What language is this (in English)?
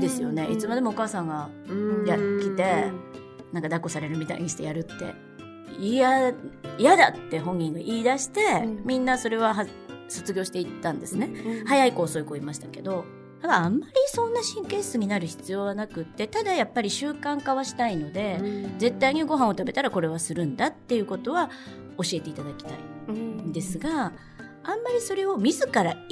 Japanese